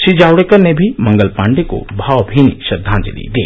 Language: Hindi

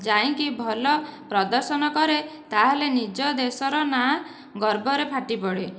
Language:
Odia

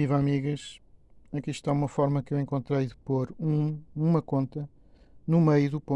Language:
Portuguese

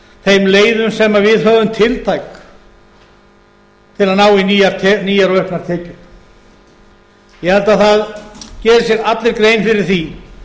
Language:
Icelandic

